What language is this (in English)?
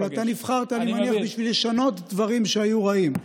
Hebrew